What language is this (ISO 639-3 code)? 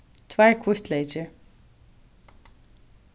fao